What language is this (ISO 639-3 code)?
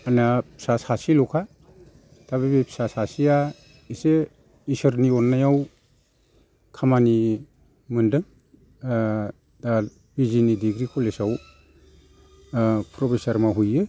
brx